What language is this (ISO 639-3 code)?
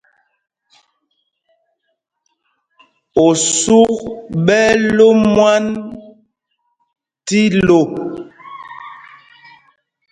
mgg